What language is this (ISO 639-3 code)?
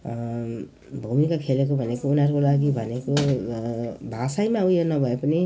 nep